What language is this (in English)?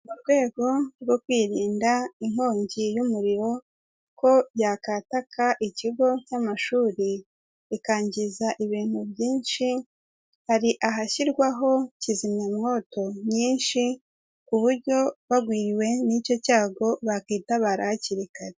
Kinyarwanda